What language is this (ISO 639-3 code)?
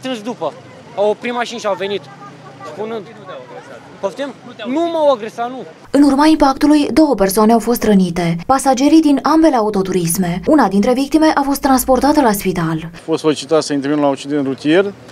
ron